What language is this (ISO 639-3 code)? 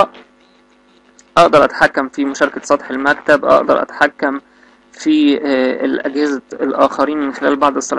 ara